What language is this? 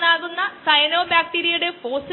Malayalam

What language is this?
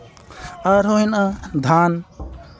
Santali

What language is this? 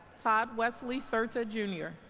English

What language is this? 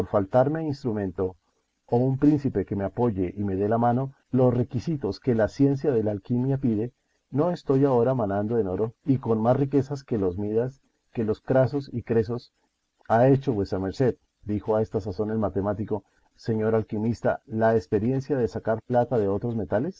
Spanish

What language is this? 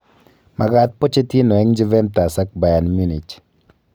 Kalenjin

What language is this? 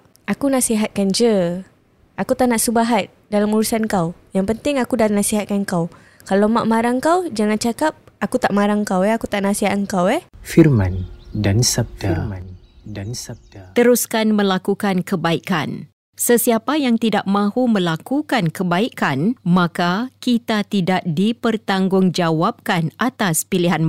Malay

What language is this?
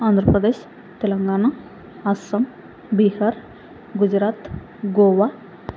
Telugu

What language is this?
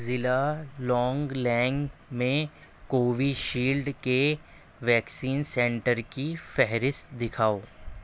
Urdu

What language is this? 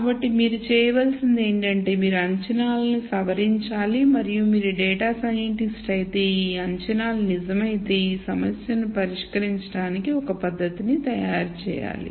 Telugu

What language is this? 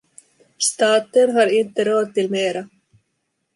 Swedish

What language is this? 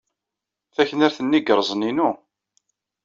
Kabyle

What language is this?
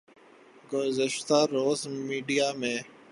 Urdu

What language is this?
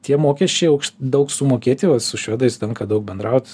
Lithuanian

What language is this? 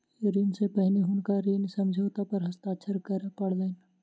Maithili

